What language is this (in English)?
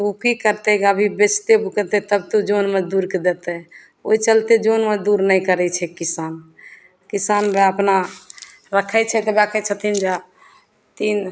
Maithili